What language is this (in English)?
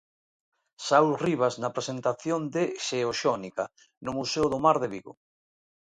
Galician